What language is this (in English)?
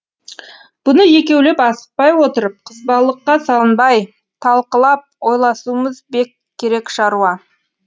Kazakh